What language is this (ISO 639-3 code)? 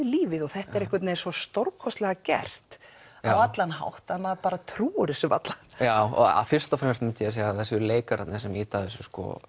isl